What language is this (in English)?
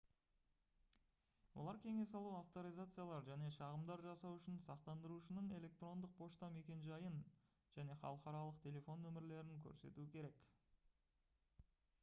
Kazakh